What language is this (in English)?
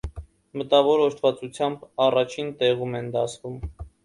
Armenian